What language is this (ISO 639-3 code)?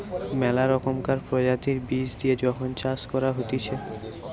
ben